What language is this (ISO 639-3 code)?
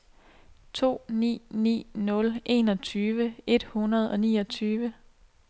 dan